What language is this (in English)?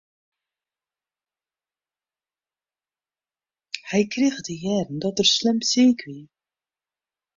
Western Frisian